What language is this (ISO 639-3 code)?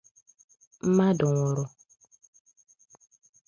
ibo